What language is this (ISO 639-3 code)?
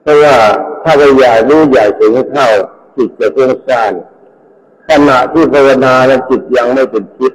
tha